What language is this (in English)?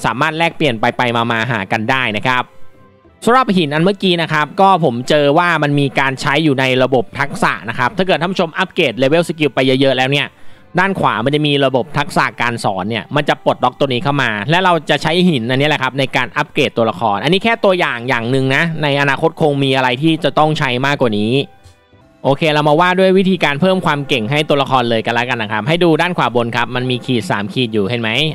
Thai